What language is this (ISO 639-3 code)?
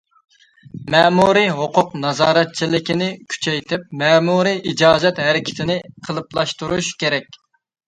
uig